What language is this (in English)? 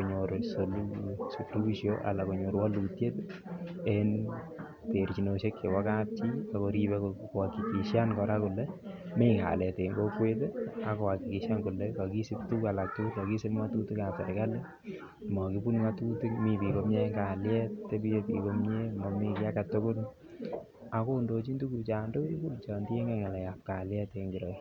Kalenjin